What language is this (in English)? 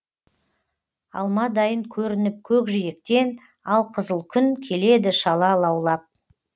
Kazakh